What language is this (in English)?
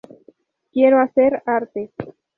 Spanish